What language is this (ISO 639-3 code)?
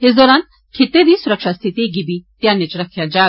doi